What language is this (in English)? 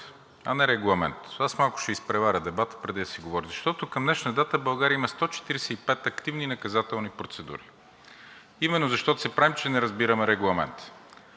Bulgarian